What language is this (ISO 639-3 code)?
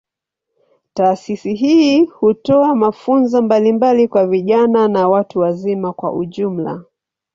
swa